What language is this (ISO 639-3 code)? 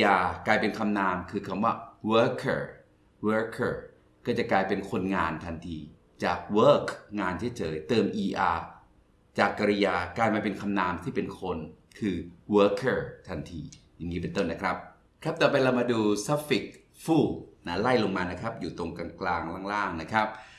tha